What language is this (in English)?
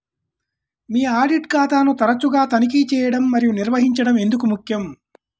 Telugu